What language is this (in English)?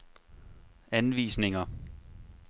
Danish